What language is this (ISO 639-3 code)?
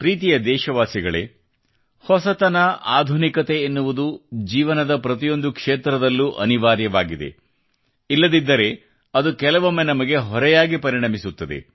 kan